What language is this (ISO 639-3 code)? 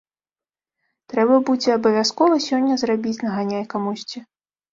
bel